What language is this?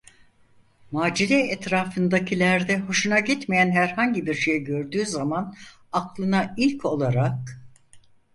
Turkish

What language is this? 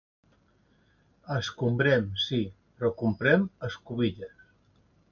Catalan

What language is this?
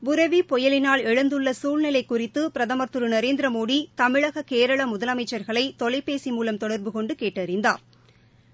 Tamil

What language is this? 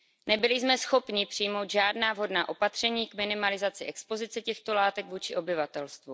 Czech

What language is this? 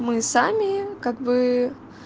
Russian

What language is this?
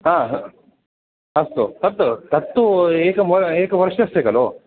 Sanskrit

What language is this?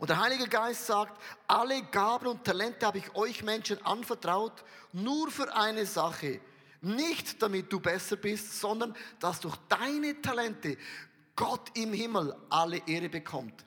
German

